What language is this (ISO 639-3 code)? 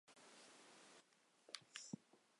zho